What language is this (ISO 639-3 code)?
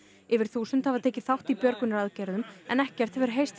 isl